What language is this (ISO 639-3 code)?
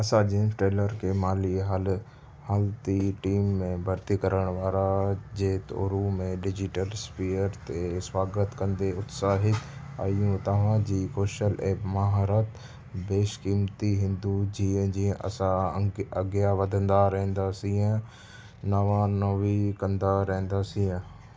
snd